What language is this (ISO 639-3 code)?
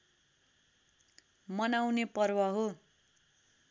nep